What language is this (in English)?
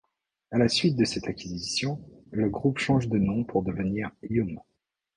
French